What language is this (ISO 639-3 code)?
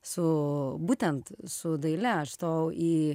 lit